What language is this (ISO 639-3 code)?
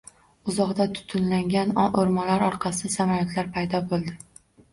uzb